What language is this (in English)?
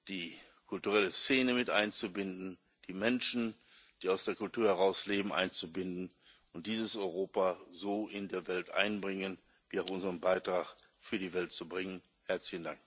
German